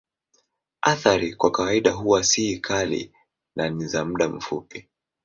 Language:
Swahili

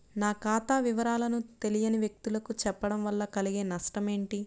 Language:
Telugu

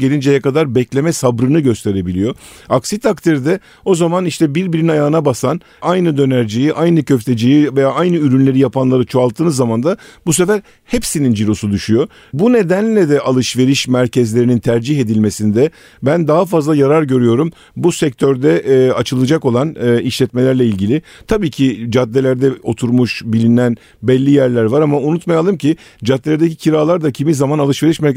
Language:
Turkish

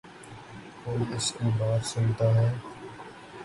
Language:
Urdu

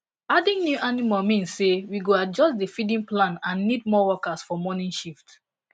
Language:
Nigerian Pidgin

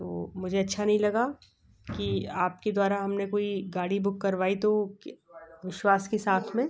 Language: Hindi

